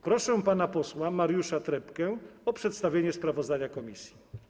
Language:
Polish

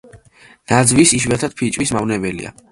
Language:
Georgian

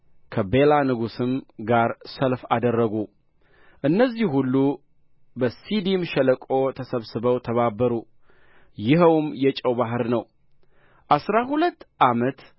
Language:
Amharic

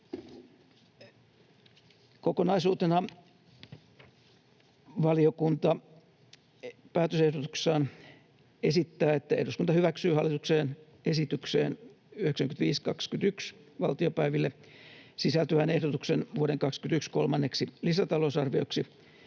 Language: Finnish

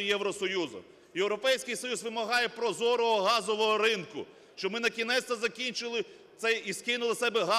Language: Russian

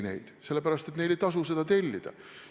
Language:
Estonian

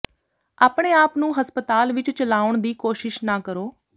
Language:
Punjabi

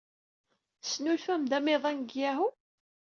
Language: Kabyle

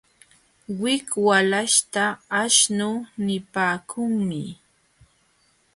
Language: Jauja Wanca Quechua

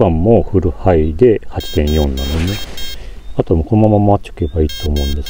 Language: Japanese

